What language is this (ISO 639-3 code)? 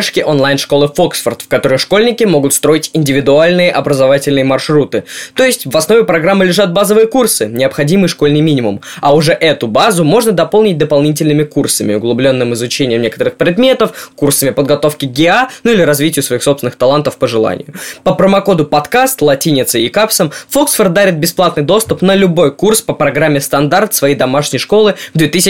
rus